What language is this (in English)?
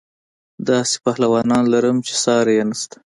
Pashto